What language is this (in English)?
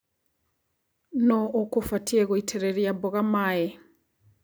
Kikuyu